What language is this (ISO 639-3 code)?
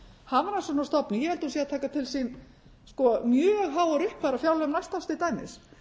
isl